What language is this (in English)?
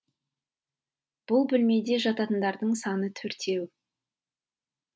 Kazakh